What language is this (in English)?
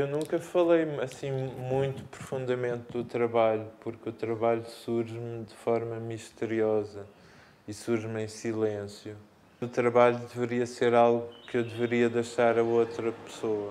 Portuguese